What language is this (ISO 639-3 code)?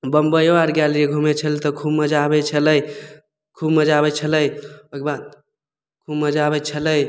mai